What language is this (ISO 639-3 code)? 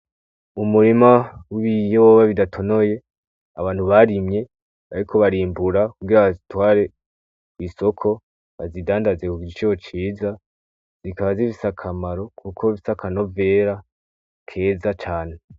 run